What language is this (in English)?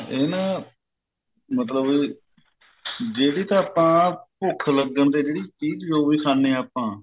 Punjabi